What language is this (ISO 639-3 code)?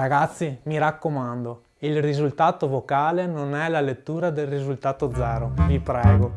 ita